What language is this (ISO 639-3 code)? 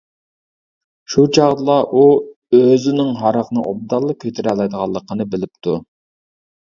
uig